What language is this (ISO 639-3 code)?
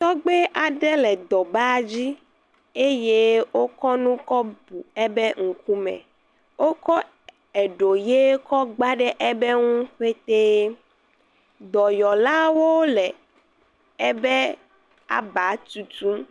ewe